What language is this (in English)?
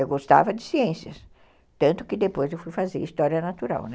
Portuguese